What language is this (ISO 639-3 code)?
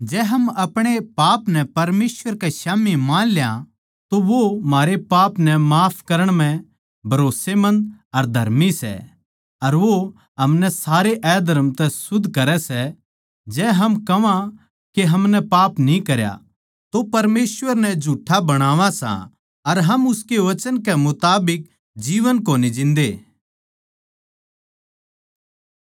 bgc